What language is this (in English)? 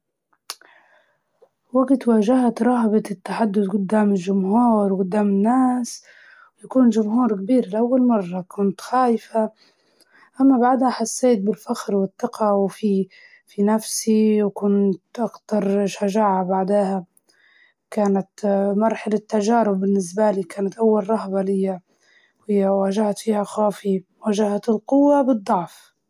Libyan Arabic